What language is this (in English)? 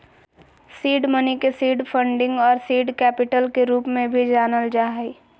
Magahi